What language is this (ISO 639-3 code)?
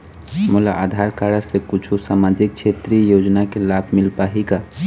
hne